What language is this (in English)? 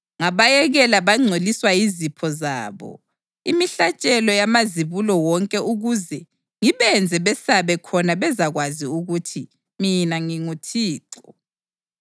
North Ndebele